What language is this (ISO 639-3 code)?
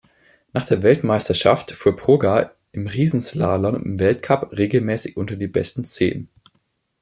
deu